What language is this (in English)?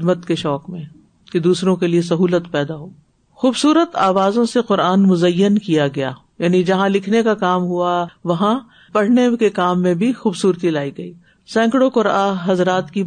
Urdu